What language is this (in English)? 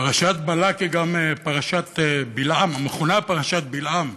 Hebrew